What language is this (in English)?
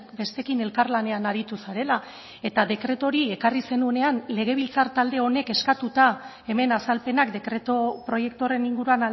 Basque